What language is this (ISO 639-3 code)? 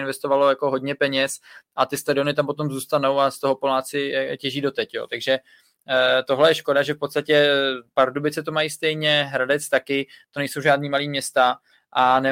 ces